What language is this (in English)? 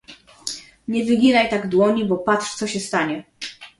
Polish